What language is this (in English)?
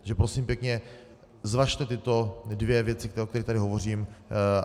Czech